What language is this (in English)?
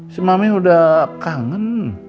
Indonesian